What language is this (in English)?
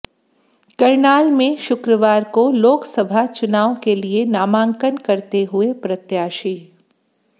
Hindi